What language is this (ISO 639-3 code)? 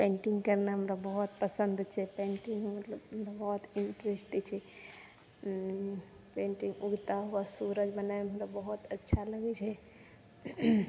mai